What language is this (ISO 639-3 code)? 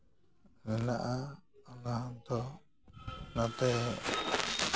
sat